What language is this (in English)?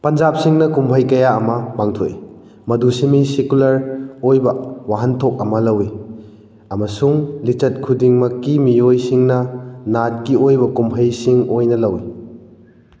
Manipuri